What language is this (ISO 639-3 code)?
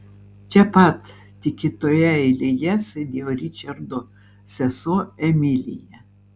lit